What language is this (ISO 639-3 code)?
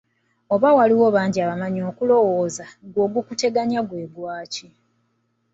lug